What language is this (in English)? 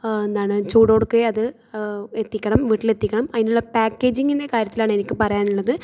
Malayalam